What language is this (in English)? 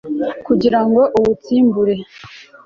Kinyarwanda